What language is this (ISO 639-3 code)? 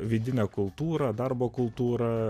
lit